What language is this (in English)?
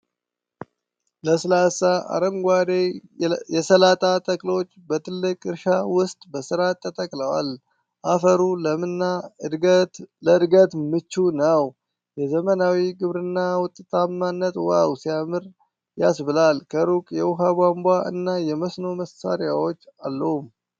Amharic